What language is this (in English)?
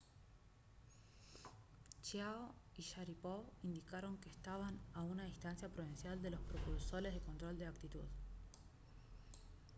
Spanish